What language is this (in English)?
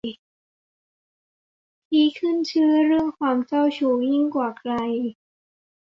Thai